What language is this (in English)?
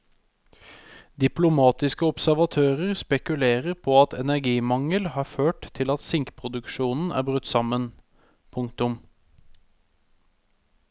Norwegian